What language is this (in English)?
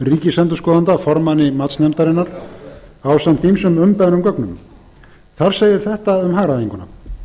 Icelandic